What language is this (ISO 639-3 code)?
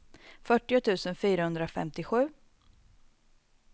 swe